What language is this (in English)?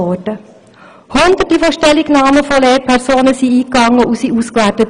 Swiss German